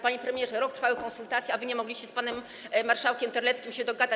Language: Polish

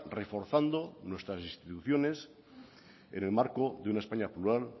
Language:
Spanish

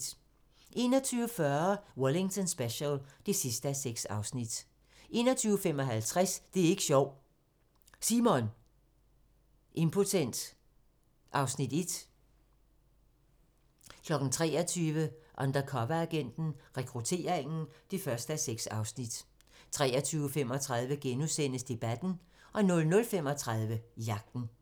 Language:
Danish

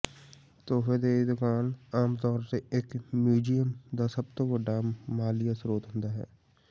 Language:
Punjabi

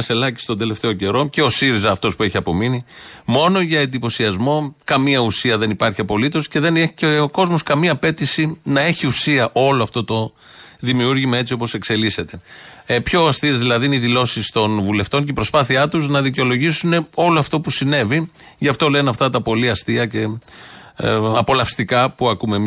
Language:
Greek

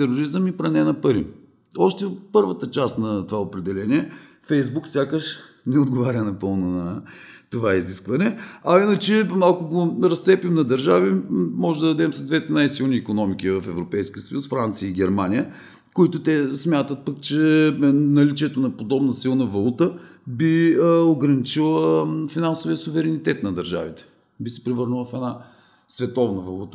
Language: Bulgarian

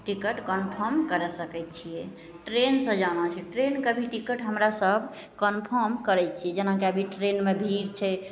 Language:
Maithili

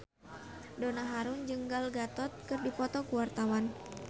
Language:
Sundanese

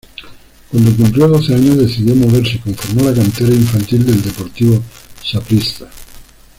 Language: Spanish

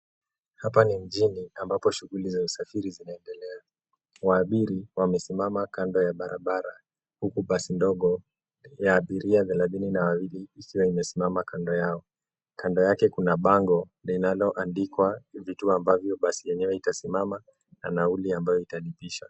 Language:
Swahili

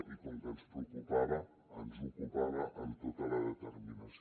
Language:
Catalan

